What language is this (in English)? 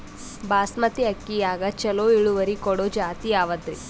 Kannada